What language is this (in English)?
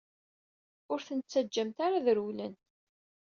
Kabyle